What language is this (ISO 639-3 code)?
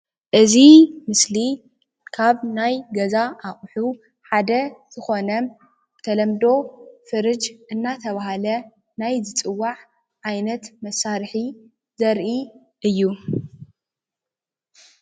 tir